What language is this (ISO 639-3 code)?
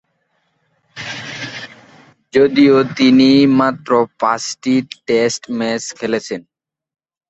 ben